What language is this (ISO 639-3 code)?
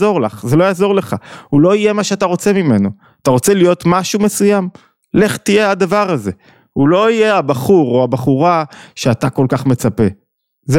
heb